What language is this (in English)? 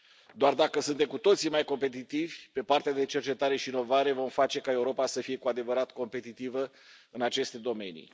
Romanian